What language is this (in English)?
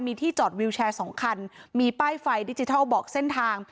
Thai